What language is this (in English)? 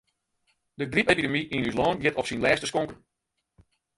Western Frisian